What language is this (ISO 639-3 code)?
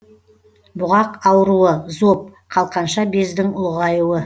kaz